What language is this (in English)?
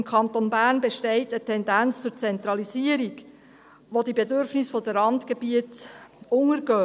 Swiss German